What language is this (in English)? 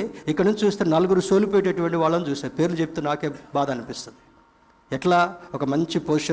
Telugu